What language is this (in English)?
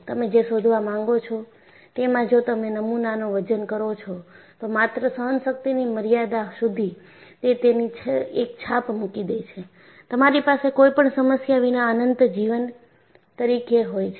Gujarati